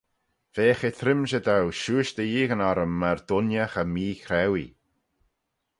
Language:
Manx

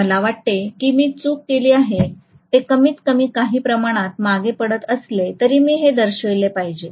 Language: Marathi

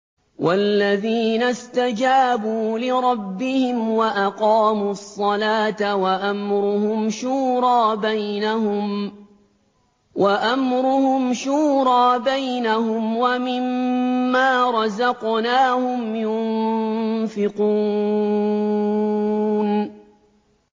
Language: Arabic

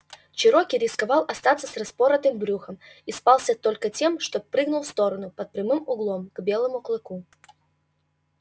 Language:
Russian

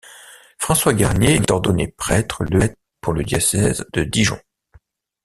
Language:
French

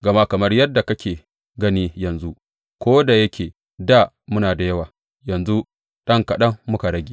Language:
Hausa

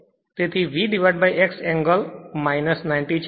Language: Gujarati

